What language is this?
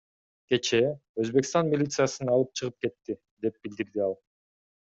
Kyrgyz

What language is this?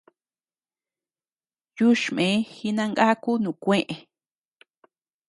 Tepeuxila Cuicatec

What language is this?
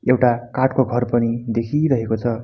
Nepali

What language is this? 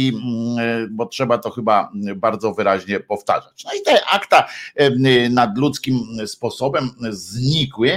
Polish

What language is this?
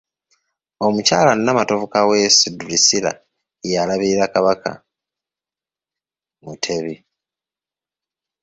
Ganda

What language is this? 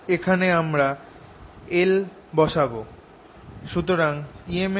Bangla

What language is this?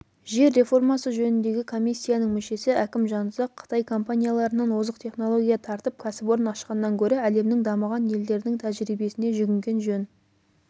Kazakh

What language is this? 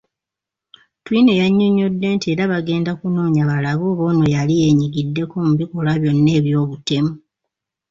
Ganda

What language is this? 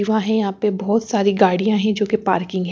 Hindi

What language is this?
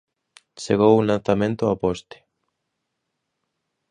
Galician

